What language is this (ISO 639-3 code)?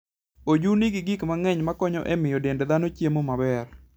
luo